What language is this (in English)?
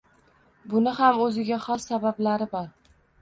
Uzbek